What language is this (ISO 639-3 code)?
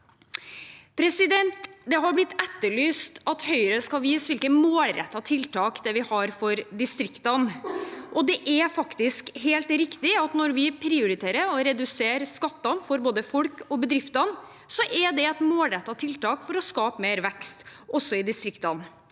nor